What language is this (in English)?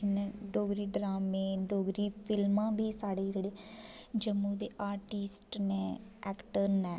Dogri